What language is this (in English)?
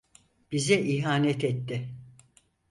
Turkish